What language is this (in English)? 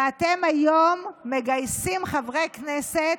Hebrew